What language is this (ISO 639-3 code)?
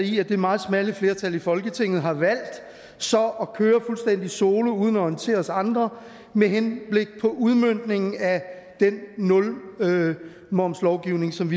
dan